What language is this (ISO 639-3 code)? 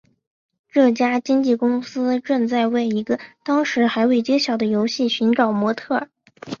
zho